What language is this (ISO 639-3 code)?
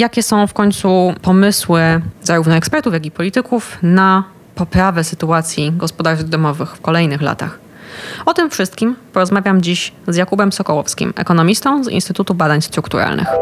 pol